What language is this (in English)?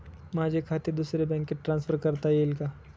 Marathi